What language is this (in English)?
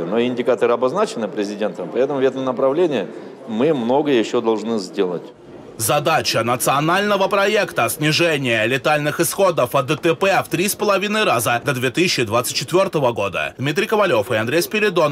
Russian